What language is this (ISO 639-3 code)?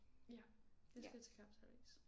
dan